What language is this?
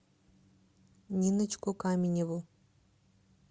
Russian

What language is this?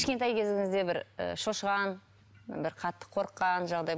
Kazakh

